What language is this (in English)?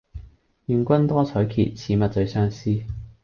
Cantonese